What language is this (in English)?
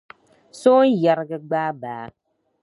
Dagbani